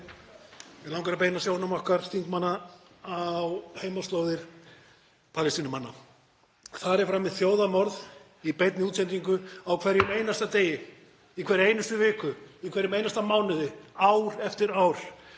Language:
Icelandic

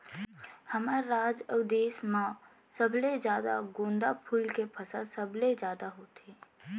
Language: Chhattisgarhi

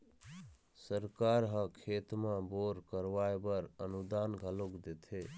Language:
Chhattisgarhi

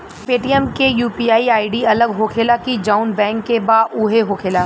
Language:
Bhojpuri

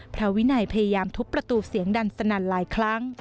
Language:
Thai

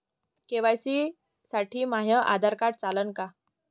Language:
Marathi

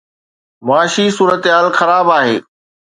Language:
Sindhi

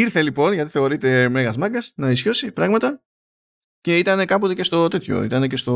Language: Greek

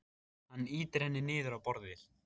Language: Icelandic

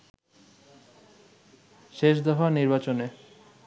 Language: Bangla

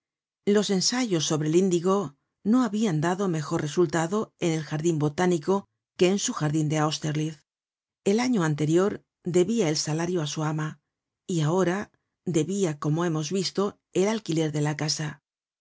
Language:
Spanish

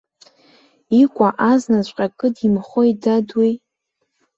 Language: Abkhazian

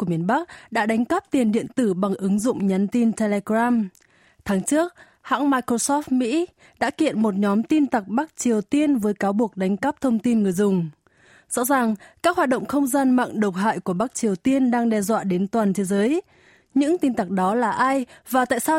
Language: Vietnamese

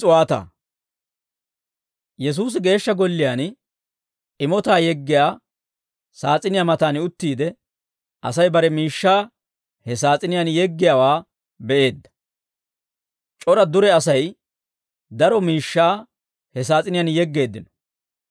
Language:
Dawro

